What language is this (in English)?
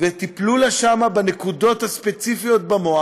Hebrew